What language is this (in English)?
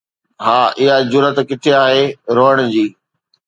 Sindhi